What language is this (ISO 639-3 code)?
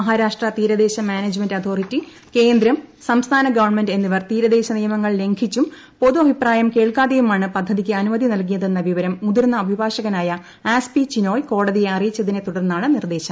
mal